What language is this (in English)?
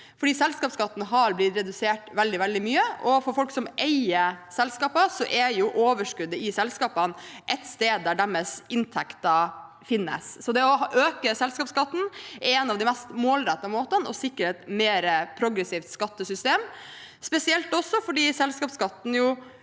Norwegian